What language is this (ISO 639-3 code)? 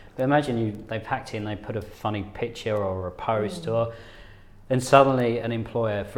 eng